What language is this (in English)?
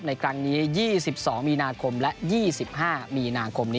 Thai